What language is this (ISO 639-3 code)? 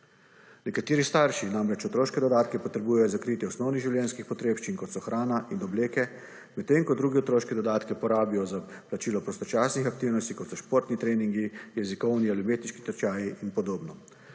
slv